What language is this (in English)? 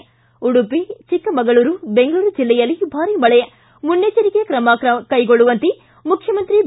Kannada